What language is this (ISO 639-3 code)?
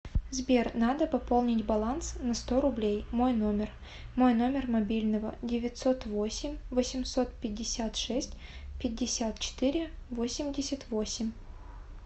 rus